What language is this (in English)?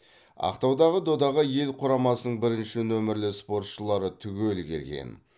Kazakh